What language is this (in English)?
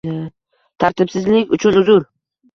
Uzbek